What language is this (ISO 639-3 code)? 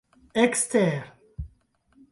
epo